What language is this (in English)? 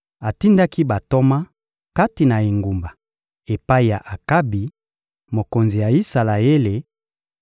Lingala